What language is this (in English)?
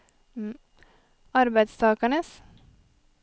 Norwegian